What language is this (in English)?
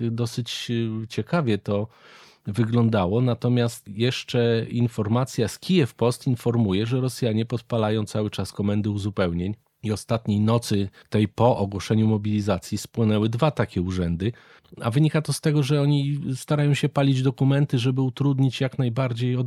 Polish